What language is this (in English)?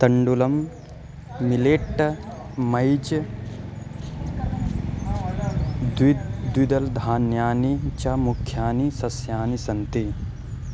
Sanskrit